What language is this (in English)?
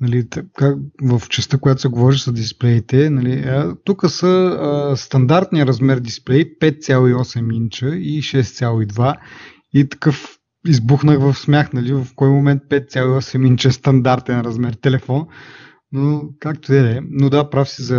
Bulgarian